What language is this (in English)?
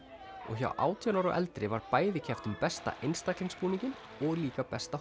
Icelandic